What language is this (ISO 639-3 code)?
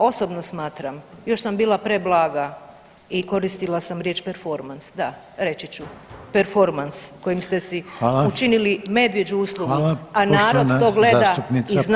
hrv